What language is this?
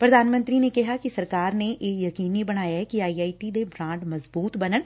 Punjabi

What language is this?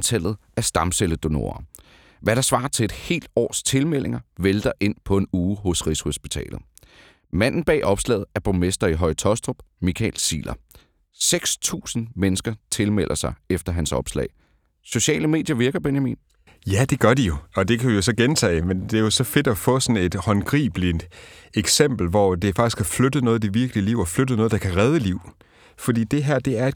Danish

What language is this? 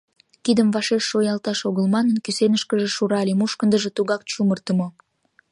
Mari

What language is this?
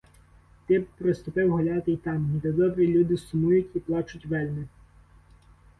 Ukrainian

